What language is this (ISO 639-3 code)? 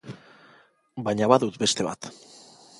eus